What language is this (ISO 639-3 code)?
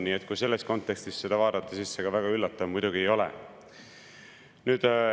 est